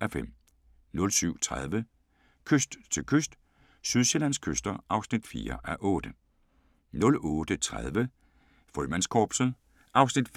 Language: Danish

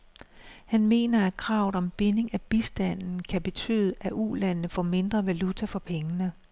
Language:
Danish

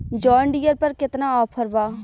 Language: Bhojpuri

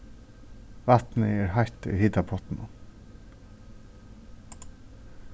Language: Faroese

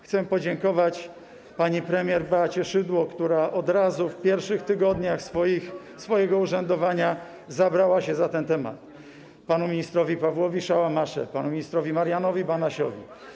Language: Polish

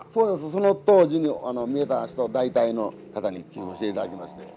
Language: Japanese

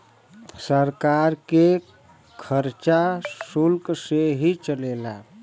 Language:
Bhojpuri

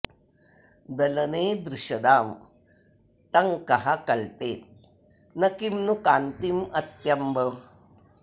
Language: Sanskrit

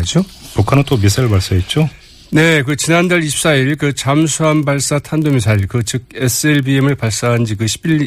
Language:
Korean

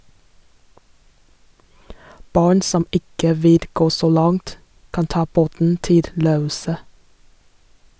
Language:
Norwegian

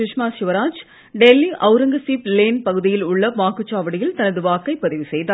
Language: Tamil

